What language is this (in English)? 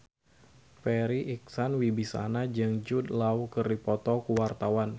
Sundanese